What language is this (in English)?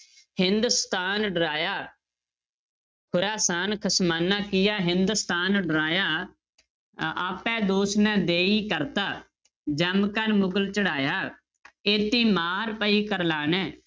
Punjabi